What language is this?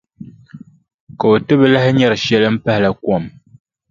Dagbani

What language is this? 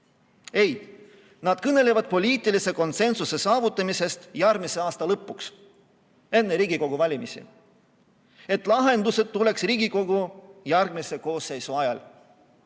Estonian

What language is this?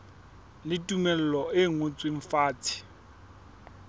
Southern Sotho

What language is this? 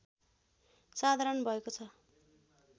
Nepali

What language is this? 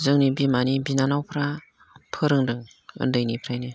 Bodo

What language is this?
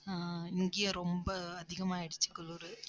Tamil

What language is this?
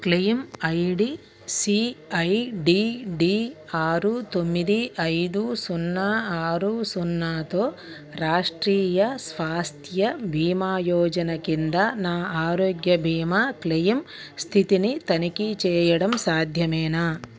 Telugu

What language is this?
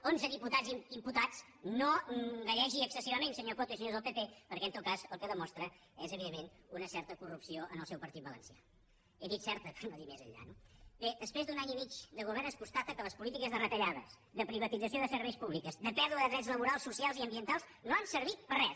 Catalan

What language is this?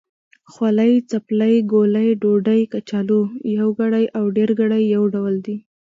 Pashto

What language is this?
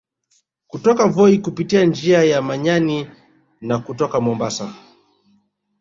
Swahili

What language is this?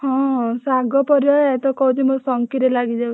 Odia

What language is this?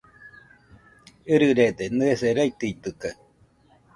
Nüpode Huitoto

